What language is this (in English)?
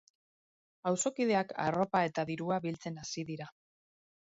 Basque